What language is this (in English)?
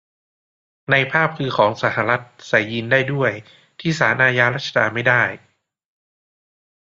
Thai